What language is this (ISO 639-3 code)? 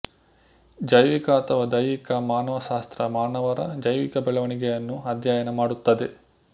kan